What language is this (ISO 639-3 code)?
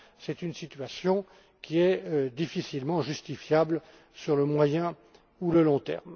fra